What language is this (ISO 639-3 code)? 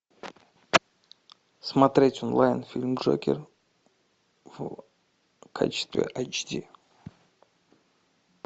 rus